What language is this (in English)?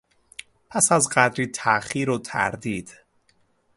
Persian